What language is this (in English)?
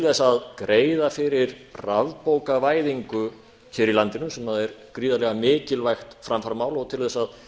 Icelandic